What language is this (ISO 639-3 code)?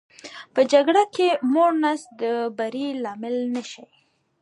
pus